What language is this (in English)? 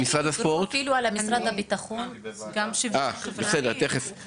Hebrew